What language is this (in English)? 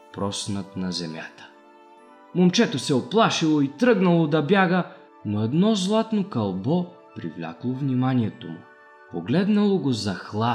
Bulgarian